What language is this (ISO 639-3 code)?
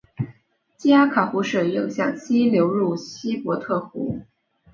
zho